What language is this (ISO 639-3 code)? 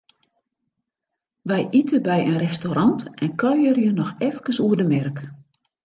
fry